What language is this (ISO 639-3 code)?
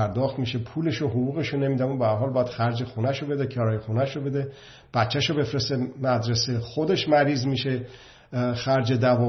fas